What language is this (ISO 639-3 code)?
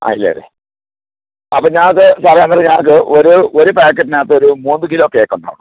mal